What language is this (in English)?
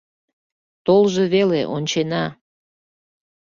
Mari